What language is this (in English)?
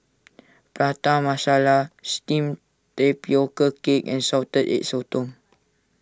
English